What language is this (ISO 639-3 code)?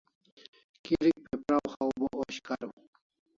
kls